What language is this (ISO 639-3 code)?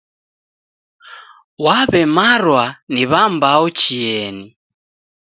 dav